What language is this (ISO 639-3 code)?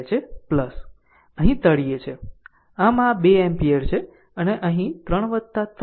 guj